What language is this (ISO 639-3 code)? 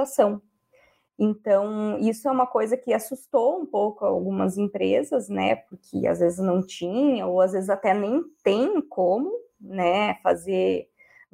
por